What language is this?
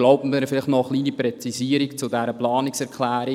Swiss German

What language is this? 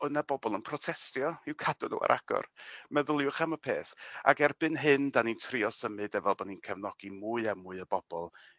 Welsh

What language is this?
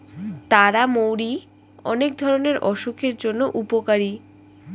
Bangla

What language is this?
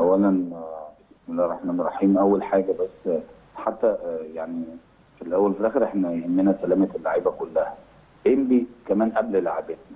Arabic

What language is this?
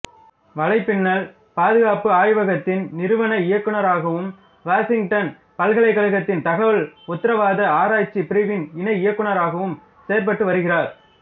Tamil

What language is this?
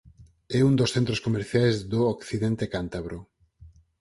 Galician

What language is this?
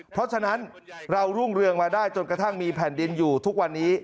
Thai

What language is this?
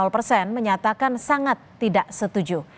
Indonesian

